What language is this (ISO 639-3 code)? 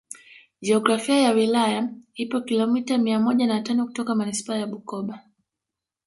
swa